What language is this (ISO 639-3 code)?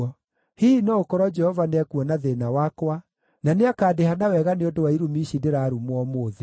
kik